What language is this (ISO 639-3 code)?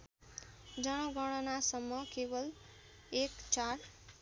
nep